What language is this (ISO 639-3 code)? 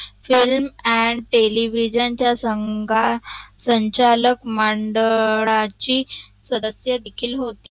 mar